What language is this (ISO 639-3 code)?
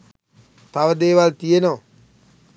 sin